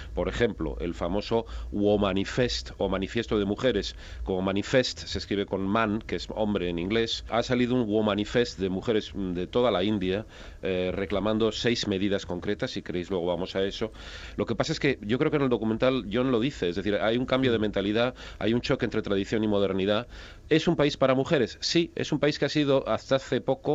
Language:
Spanish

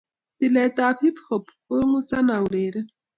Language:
Kalenjin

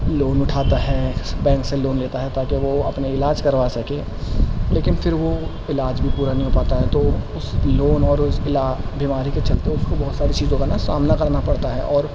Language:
Urdu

